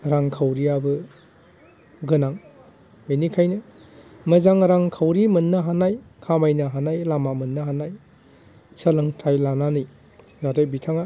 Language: Bodo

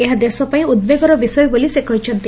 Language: Odia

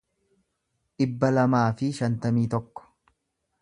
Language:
Oromo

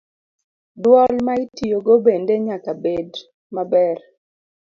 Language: Luo (Kenya and Tanzania)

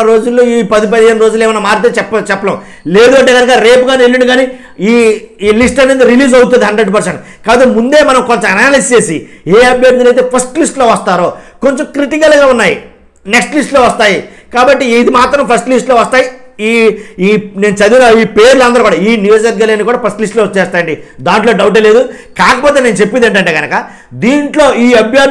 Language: Telugu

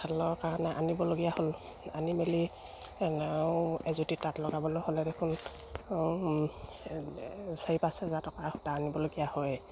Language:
Assamese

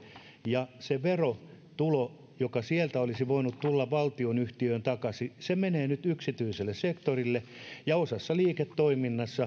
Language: Finnish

